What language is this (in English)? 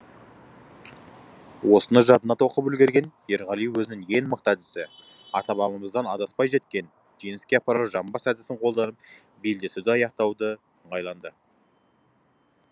Kazakh